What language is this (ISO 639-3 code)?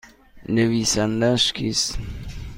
fas